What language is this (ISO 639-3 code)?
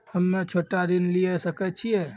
mai